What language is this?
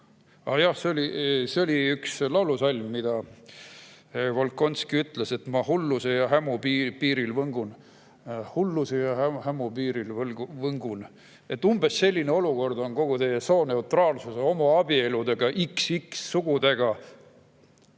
Estonian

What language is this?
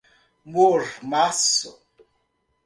Portuguese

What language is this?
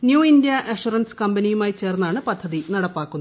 Malayalam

